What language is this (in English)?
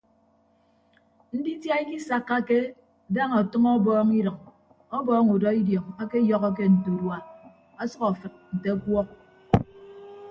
Ibibio